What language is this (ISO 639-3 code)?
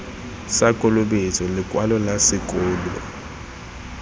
tsn